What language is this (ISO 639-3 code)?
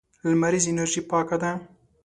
pus